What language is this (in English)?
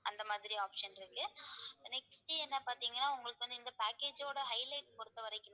Tamil